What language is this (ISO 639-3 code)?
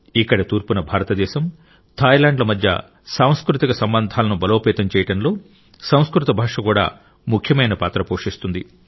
tel